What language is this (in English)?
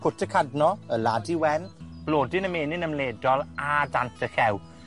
Welsh